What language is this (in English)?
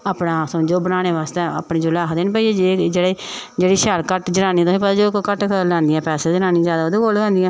Dogri